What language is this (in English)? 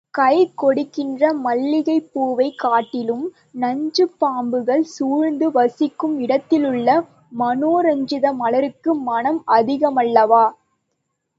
Tamil